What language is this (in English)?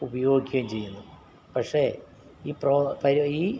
Malayalam